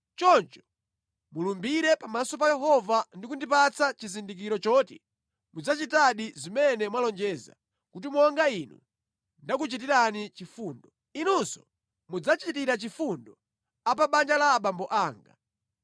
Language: Nyanja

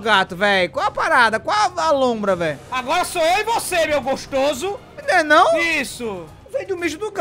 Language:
Portuguese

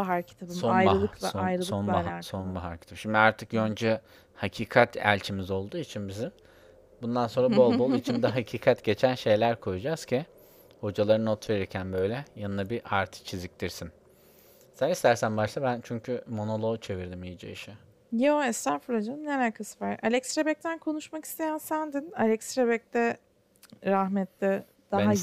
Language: Turkish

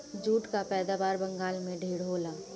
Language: Bhojpuri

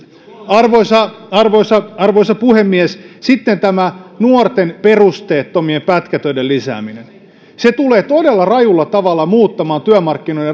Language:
Finnish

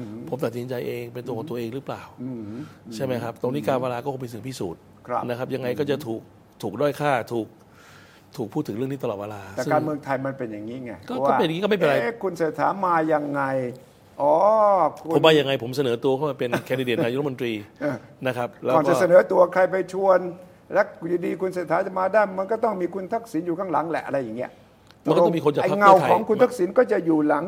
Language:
Thai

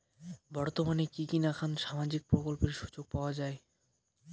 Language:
Bangla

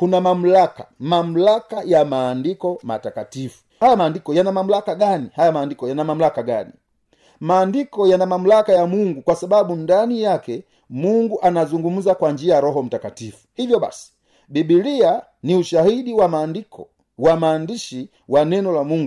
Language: Swahili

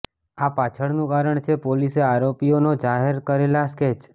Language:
Gujarati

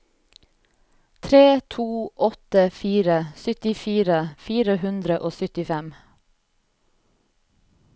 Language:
Norwegian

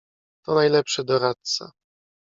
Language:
Polish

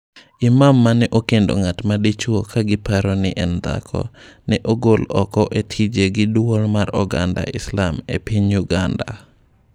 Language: Luo (Kenya and Tanzania)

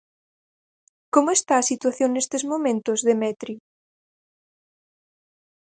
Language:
Galician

